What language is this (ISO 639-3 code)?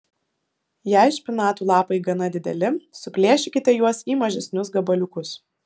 lit